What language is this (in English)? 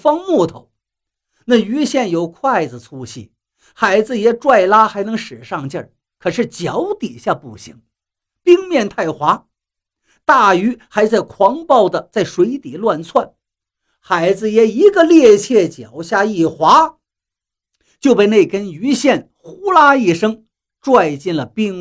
Chinese